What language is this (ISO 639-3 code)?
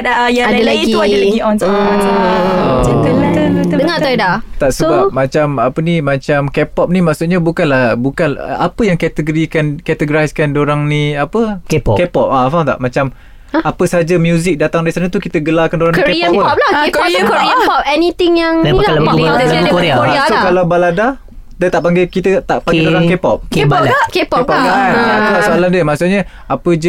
msa